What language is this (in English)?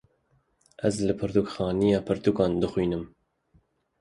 Kurdish